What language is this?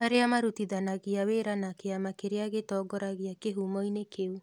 Kikuyu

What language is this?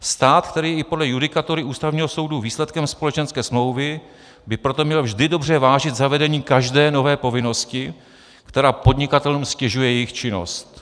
Czech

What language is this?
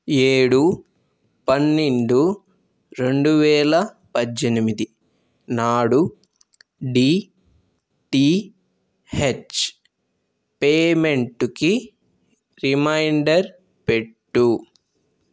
Telugu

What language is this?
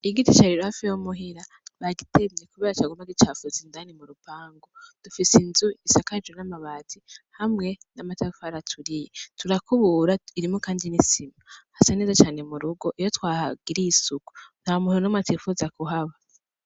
Rundi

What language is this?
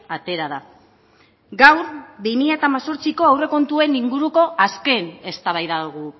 Basque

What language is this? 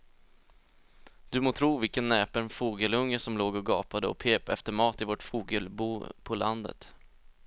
Swedish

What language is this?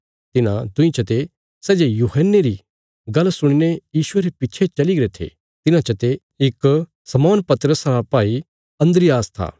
Bilaspuri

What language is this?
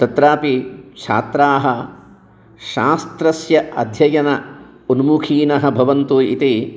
Sanskrit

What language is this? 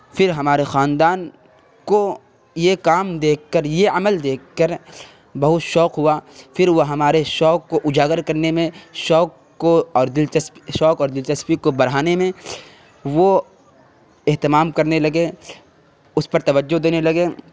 Urdu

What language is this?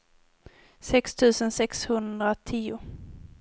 Swedish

